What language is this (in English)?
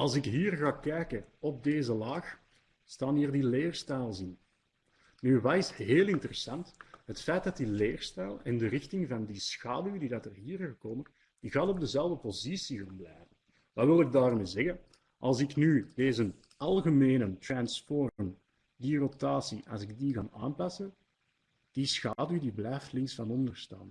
Dutch